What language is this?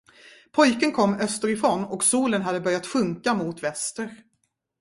Swedish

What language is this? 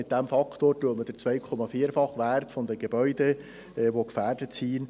Swiss German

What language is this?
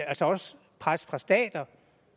Danish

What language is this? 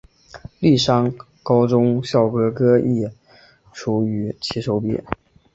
Chinese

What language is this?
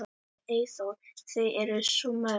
Icelandic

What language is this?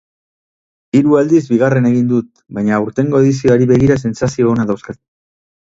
Basque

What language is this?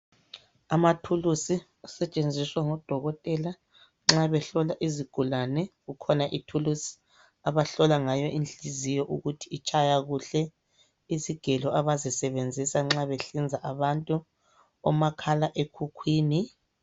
North Ndebele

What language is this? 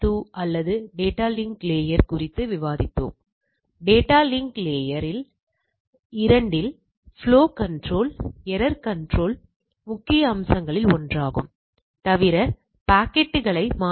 Tamil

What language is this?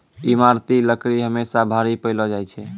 Maithili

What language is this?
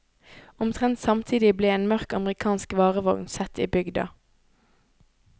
Norwegian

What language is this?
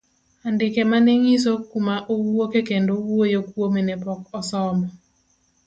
Luo (Kenya and Tanzania)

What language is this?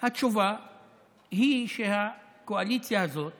Hebrew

